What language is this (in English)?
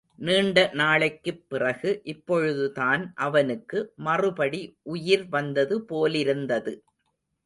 Tamil